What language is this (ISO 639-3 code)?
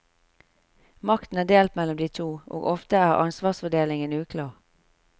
nor